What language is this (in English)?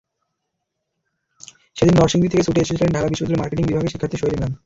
Bangla